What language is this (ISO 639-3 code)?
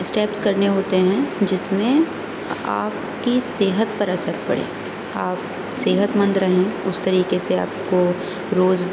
urd